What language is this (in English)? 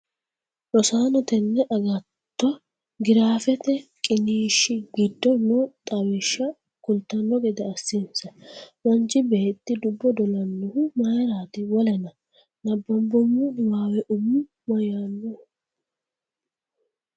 Sidamo